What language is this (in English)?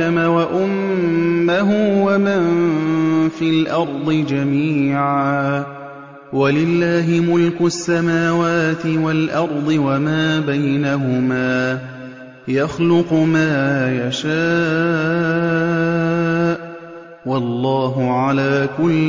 Arabic